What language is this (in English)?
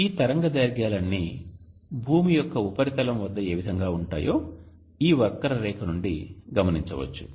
Telugu